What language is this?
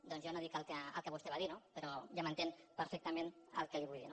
Catalan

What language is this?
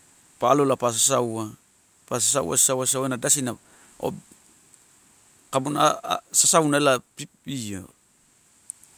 Torau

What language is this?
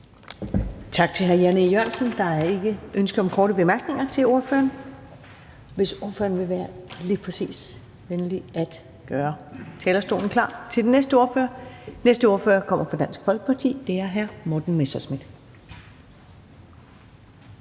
Danish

